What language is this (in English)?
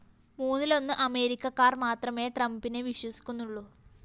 Malayalam